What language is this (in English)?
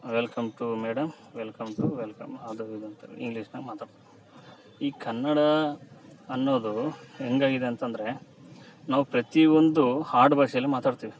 Kannada